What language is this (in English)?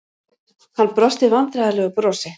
Icelandic